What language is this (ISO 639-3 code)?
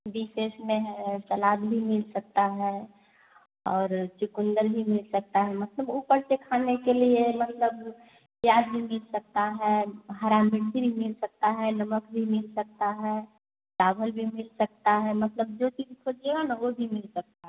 hin